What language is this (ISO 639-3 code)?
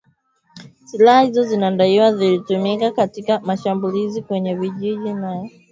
swa